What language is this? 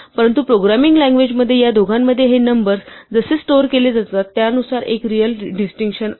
Marathi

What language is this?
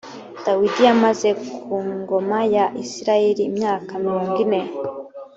Kinyarwanda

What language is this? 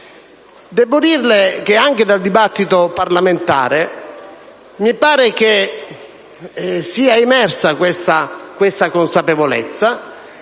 Italian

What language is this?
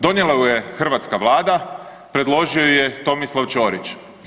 Croatian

